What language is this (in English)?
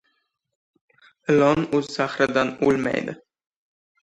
Uzbek